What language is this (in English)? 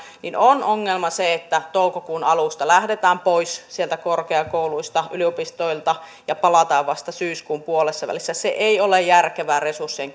Finnish